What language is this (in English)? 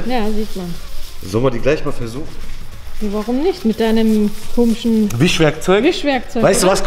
German